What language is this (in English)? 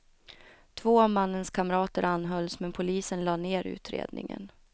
Swedish